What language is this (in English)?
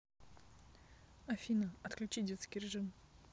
Russian